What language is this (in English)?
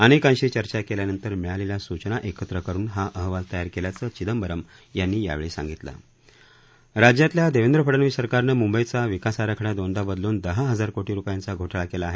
Marathi